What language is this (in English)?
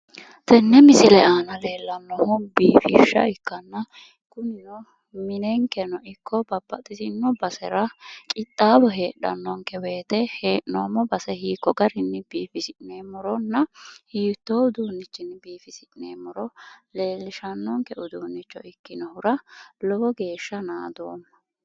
Sidamo